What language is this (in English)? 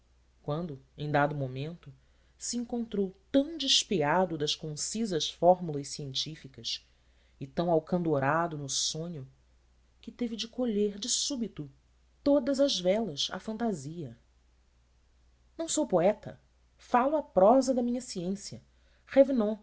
Portuguese